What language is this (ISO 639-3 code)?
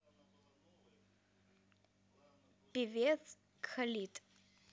rus